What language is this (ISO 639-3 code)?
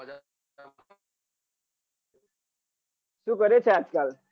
guj